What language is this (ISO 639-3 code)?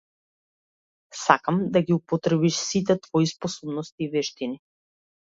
mkd